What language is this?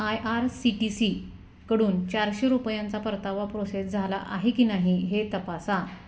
Marathi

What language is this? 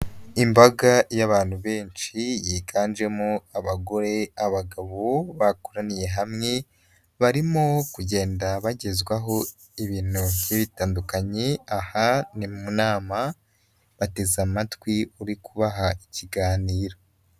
Kinyarwanda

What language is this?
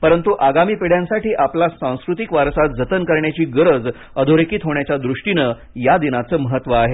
Marathi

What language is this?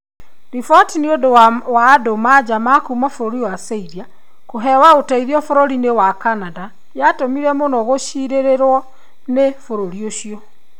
Kikuyu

